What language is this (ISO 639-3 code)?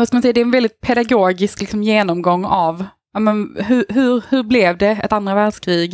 swe